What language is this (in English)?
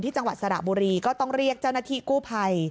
Thai